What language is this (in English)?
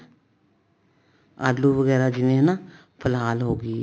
Punjabi